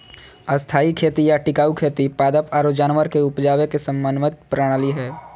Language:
Magahi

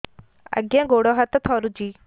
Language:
Odia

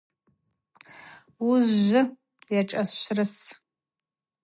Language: Abaza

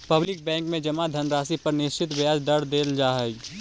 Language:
Magahi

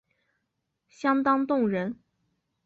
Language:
Chinese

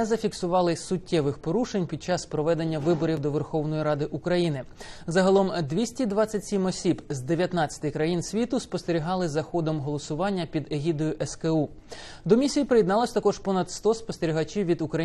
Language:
Ukrainian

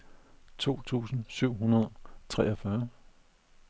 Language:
Danish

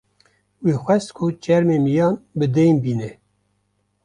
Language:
Kurdish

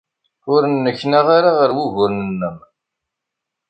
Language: Kabyle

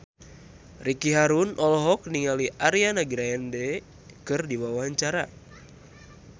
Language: Sundanese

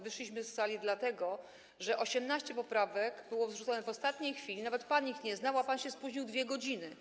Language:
Polish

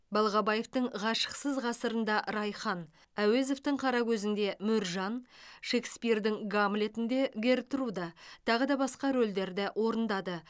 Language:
Kazakh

